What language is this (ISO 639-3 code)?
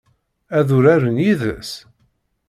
kab